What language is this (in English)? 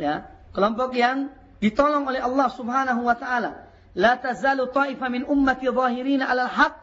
Indonesian